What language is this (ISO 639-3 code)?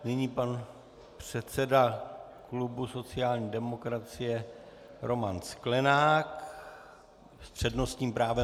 ces